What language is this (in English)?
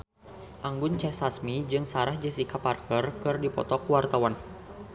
Sundanese